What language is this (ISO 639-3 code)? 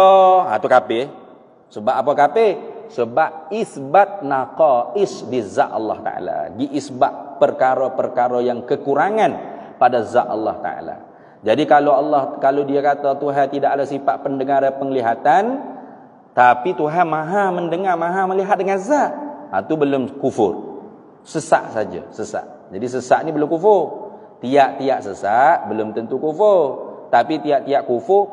msa